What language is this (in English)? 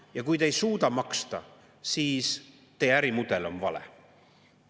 Estonian